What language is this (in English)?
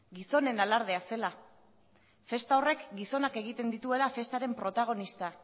Basque